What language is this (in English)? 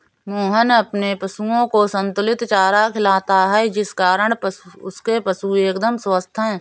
Hindi